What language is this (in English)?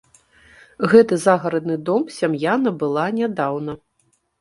Belarusian